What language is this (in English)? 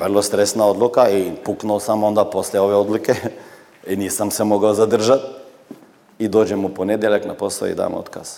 Croatian